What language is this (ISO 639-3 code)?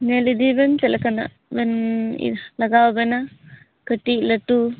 sat